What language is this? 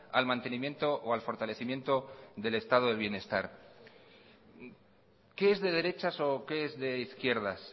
Spanish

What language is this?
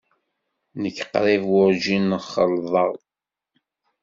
Kabyle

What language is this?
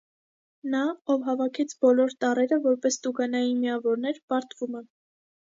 Armenian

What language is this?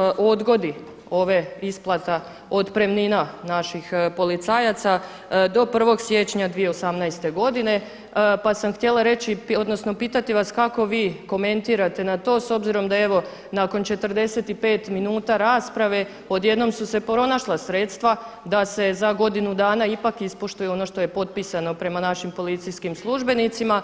Croatian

